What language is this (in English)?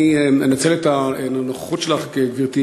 Hebrew